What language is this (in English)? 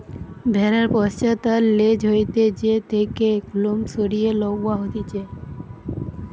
Bangla